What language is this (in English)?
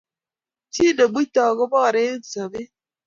Kalenjin